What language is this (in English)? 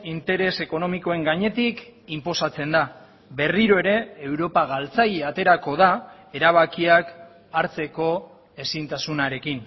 Basque